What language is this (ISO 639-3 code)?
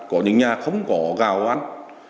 vie